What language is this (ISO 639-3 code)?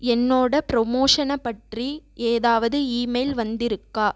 tam